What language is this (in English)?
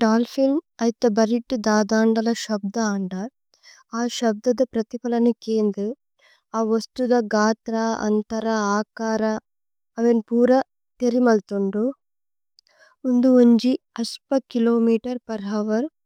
Tulu